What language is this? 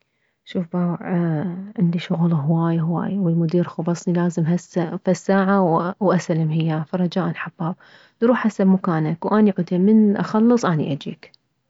Mesopotamian Arabic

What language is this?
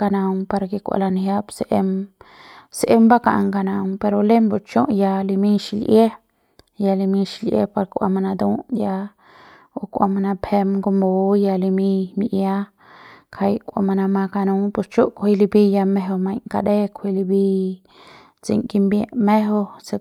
Central Pame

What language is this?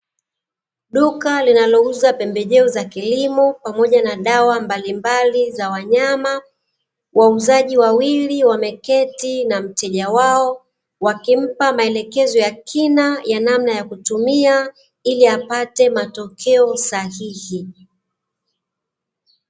Swahili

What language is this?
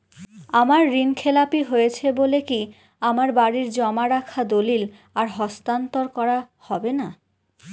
Bangla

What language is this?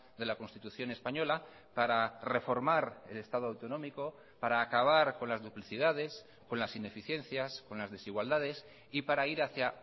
Spanish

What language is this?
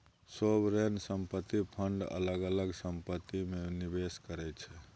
Maithili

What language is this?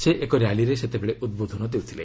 Odia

